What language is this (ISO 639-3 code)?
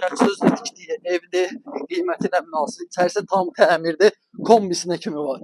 tur